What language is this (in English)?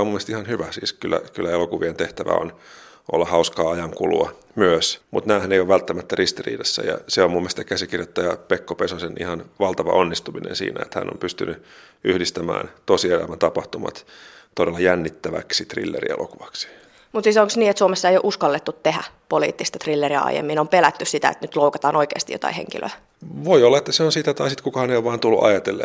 Finnish